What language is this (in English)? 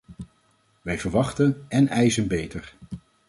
Dutch